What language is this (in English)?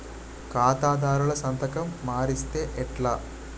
Telugu